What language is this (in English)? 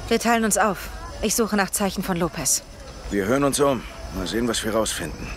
German